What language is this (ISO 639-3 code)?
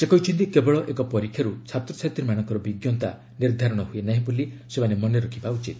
ori